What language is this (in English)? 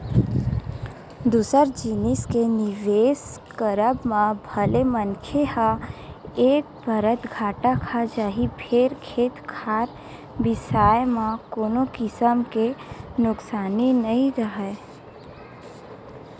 Chhattisgarhi